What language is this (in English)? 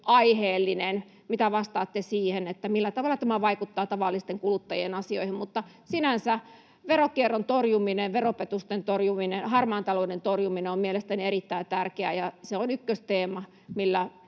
Finnish